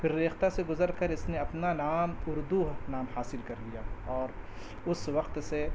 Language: Urdu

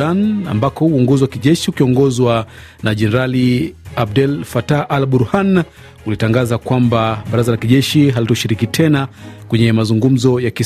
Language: Swahili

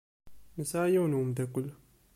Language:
Kabyle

